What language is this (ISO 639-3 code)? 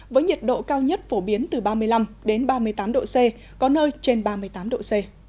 vie